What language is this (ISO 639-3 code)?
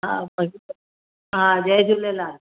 snd